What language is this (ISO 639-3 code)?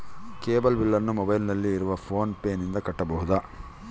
kan